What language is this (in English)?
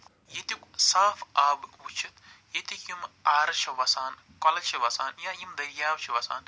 Kashmiri